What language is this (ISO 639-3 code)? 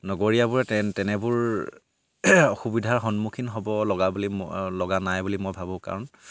asm